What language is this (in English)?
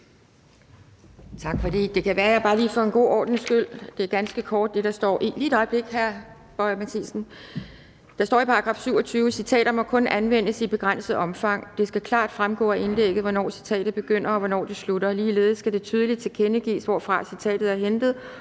Danish